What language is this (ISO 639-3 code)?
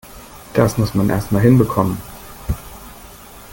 deu